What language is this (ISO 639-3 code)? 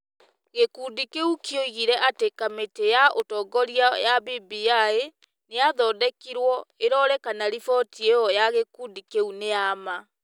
kik